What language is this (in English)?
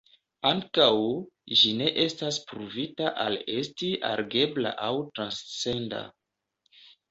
Esperanto